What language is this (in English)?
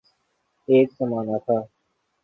Urdu